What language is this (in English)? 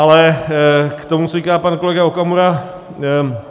Czech